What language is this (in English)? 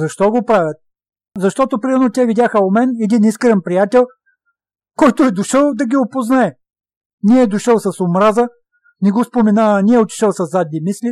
Bulgarian